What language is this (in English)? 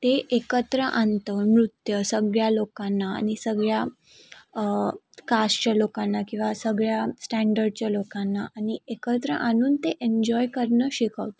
Marathi